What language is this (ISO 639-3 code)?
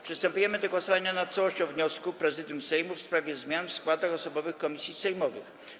pol